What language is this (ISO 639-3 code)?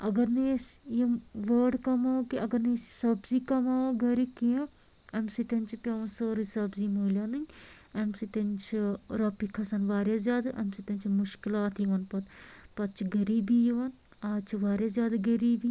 kas